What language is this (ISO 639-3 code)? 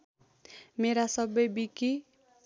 nep